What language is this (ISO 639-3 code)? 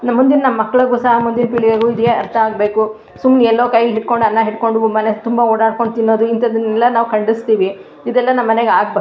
kan